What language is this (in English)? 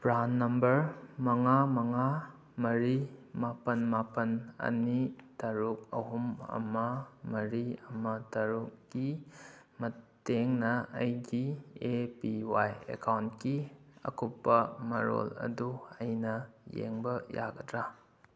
Manipuri